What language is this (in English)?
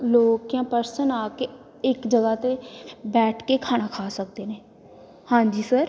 Punjabi